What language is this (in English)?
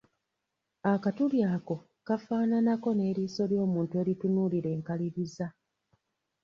Ganda